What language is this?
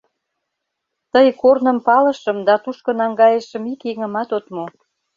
Mari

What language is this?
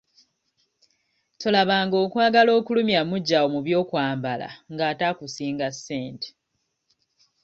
Ganda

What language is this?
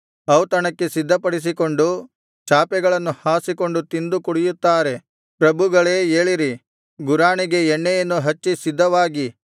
Kannada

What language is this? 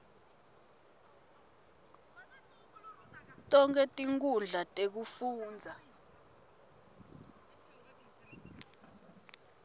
Swati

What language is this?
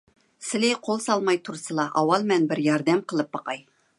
Uyghur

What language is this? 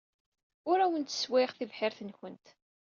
Kabyle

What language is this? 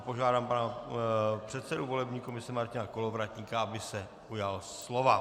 Czech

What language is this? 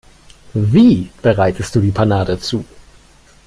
German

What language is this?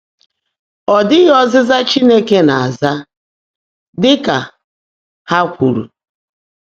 Igbo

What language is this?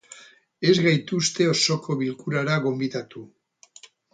Basque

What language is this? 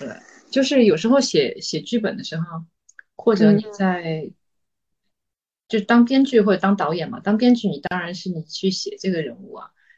Chinese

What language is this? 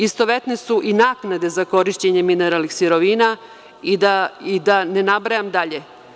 Serbian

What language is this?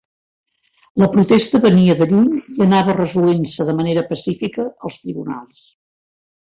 Catalan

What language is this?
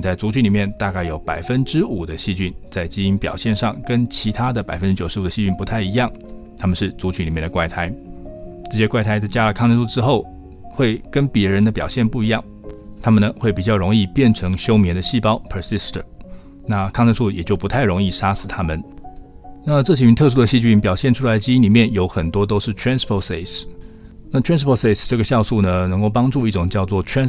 Chinese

